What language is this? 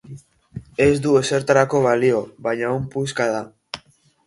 Basque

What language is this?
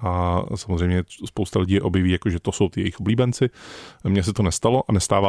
Czech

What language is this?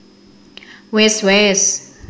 Javanese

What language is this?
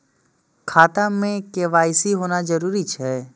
Maithili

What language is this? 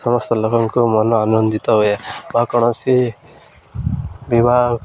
Odia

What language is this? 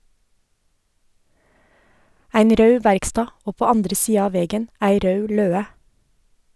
Norwegian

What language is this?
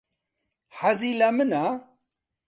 Central Kurdish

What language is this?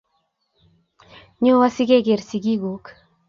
Kalenjin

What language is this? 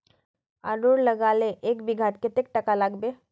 Magahi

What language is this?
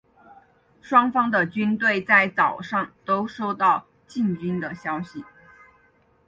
Chinese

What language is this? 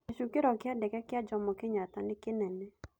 Kikuyu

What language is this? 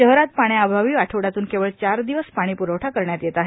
Marathi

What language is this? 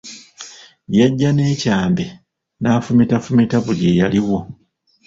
Ganda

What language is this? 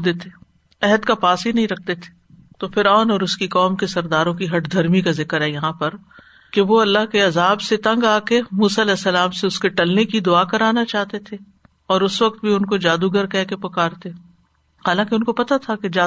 Urdu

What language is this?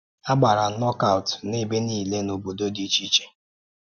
Igbo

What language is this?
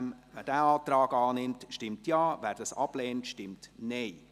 Swiss German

